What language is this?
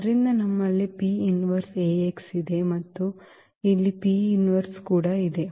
Kannada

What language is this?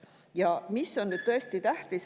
Estonian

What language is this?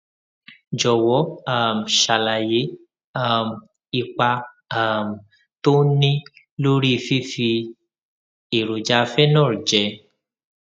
Yoruba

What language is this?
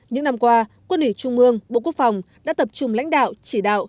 Vietnamese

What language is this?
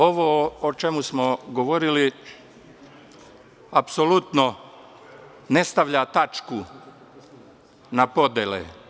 Serbian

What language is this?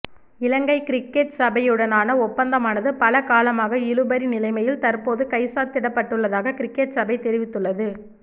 Tamil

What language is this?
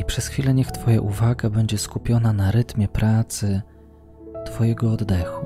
Polish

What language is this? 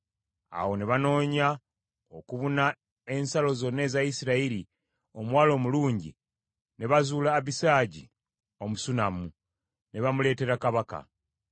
Ganda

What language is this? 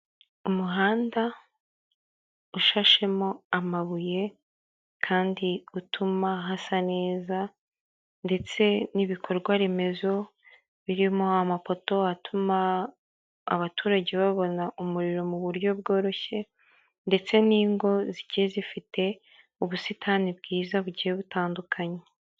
Kinyarwanda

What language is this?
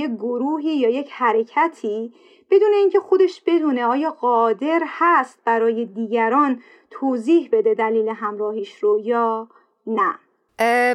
Persian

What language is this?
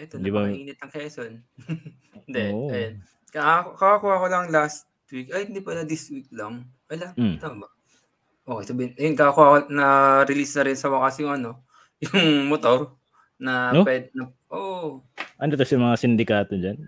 Filipino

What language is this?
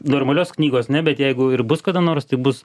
Lithuanian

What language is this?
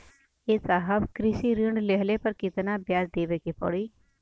Bhojpuri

